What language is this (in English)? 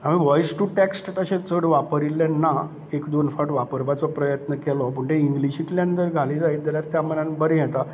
Konkani